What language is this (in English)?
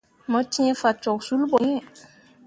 Mundang